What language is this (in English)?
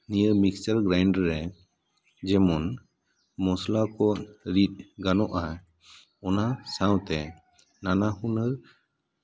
Santali